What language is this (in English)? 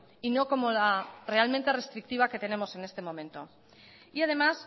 Spanish